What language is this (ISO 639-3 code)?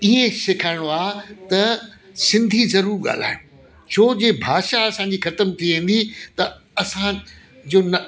snd